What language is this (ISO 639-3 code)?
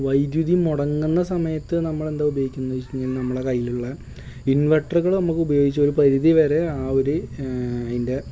mal